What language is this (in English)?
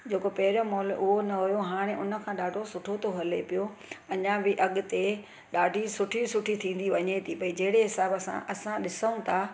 Sindhi